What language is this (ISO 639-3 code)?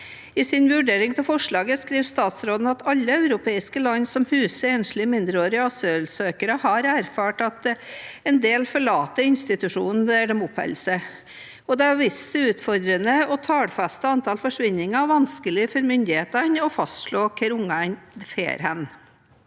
nor